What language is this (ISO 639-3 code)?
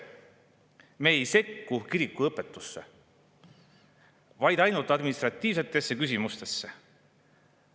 est